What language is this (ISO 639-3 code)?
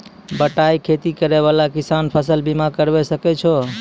mai